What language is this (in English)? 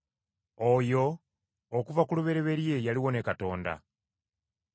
Ganda